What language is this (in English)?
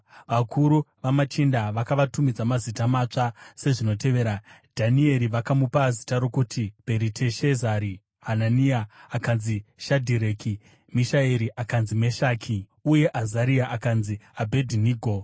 Shona